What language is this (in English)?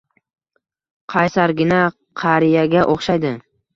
Uzbek